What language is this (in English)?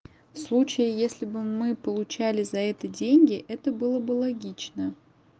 Russian